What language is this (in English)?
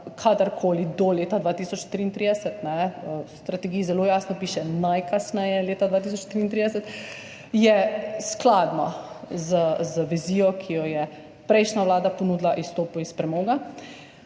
Slovenian